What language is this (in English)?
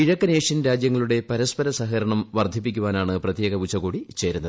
Malayalam